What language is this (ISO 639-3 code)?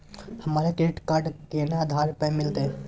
mai